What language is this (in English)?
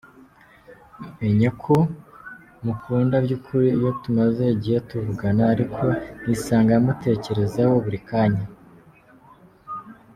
Kinyarwanda